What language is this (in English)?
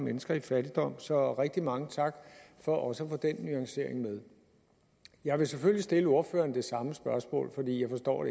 Danish